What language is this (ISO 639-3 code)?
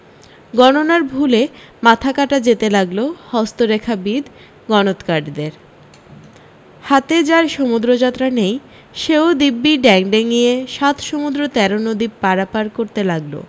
ben